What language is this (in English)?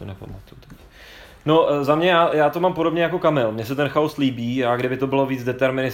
Czech